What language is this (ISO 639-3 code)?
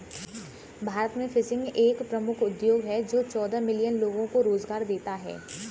hin